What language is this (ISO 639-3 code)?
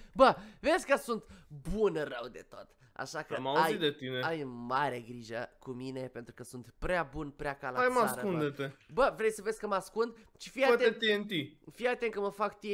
ron